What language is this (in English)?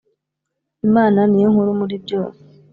Kinyarwanda